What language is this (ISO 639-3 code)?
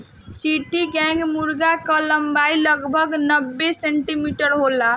bho